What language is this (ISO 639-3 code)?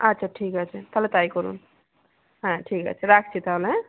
ben